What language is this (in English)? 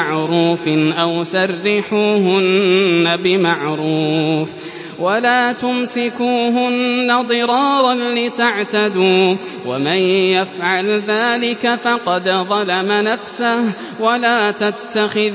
Arabic